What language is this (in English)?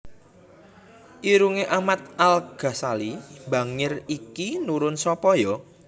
Javanese